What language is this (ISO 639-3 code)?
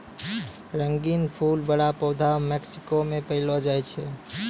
mai